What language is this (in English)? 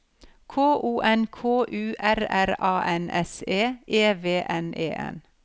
Norwegian